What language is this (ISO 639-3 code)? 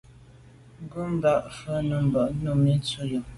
byv